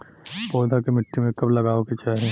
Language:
Bhojpuri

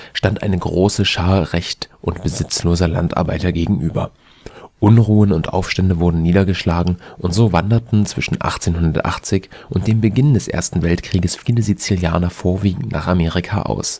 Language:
German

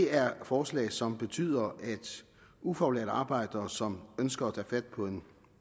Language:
Danish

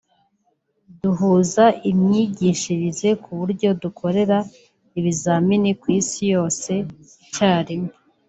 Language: Kinyarwanda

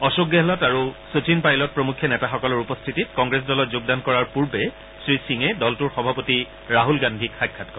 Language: Assamese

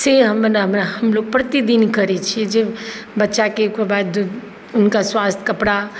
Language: Maithili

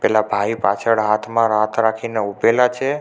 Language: Gujarati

